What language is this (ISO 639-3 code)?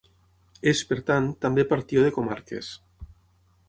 cat